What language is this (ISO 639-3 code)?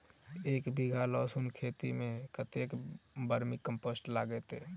mai